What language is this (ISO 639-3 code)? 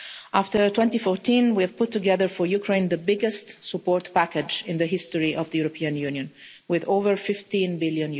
eng